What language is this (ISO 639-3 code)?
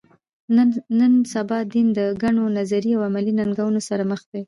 pus